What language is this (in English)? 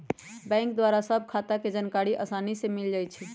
Magahi